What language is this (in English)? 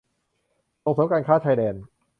Thai